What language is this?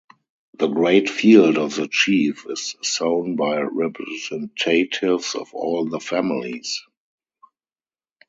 English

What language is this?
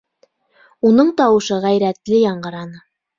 Bashkir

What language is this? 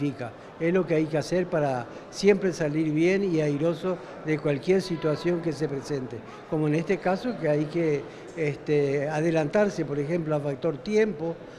Spanish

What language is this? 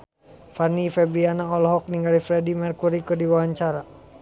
Sundanese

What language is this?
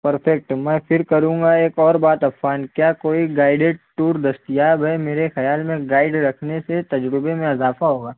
Urdu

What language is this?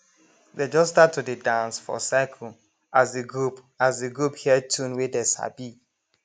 Nigerian Pidgin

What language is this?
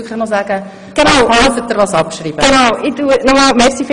Swiss German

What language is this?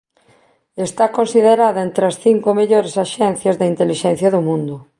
Galician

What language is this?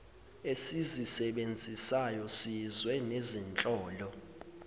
Zulu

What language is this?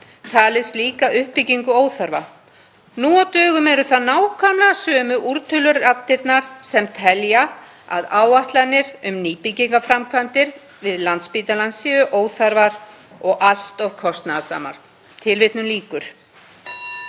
Icelandic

